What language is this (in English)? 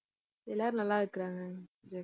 Tamil